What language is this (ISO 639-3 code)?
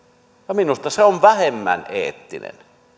fin